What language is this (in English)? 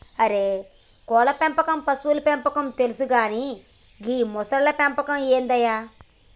Telugu